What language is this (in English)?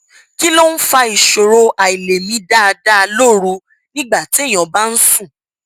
Yoruba